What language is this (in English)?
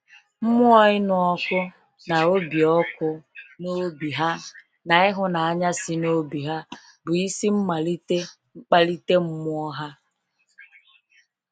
Igbo